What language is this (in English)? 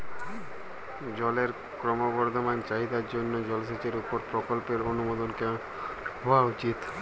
Bangla